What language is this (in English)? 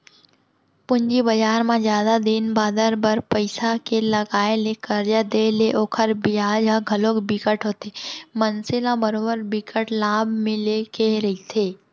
Chhattisgarhi